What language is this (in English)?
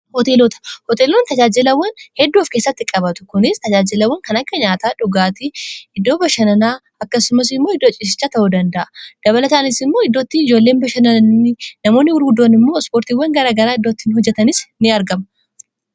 Oromo